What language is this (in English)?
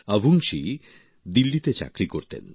Bangla